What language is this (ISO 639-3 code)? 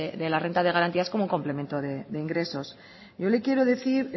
spa